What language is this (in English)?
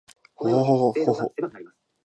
Japanese